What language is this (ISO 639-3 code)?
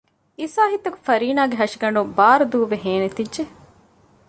div